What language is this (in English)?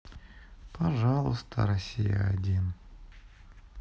Russian